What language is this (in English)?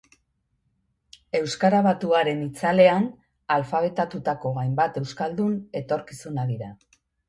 Basque